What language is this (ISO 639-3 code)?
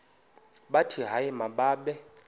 xho